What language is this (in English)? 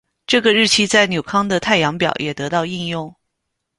Chinese